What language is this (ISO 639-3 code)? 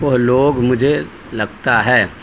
urd